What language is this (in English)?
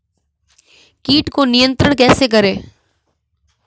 Hindi